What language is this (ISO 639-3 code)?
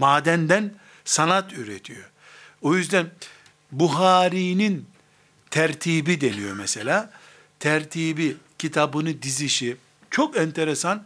tur